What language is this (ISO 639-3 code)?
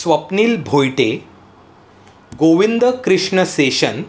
mar